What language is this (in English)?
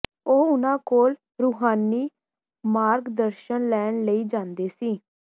Punjabi